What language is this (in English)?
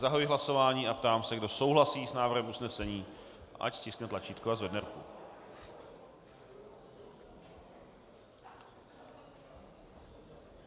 Czech